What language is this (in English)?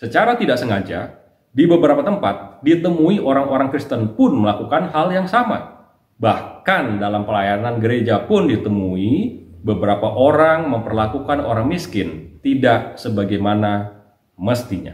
Indonesian